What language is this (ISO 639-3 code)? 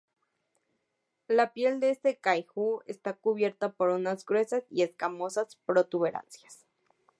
spa